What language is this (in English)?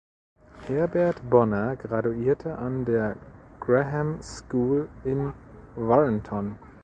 German